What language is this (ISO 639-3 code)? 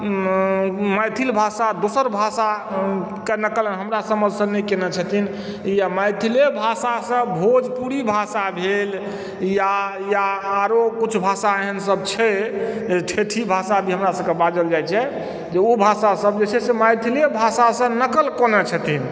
mai